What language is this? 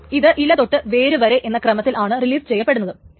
Malayalam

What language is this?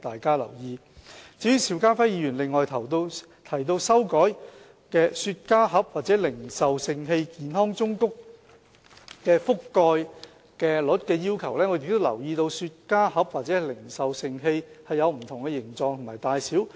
Cantonese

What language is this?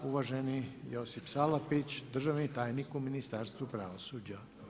Croatian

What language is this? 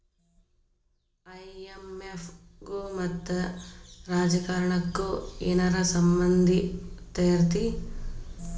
Kannada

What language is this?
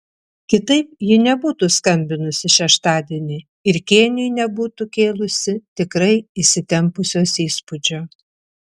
Lithuanian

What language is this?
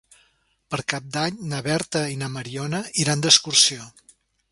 Catalan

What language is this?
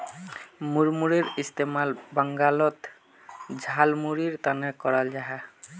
Magahi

